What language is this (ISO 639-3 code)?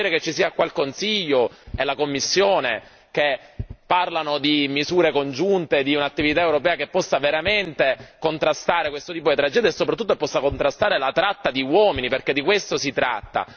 ita